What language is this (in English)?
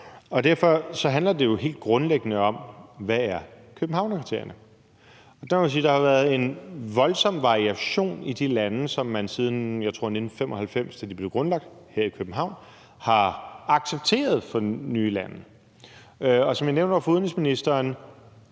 Danish